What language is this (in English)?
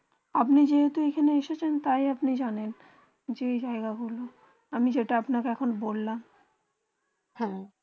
Bangla